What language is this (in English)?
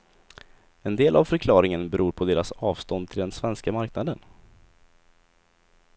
Swedish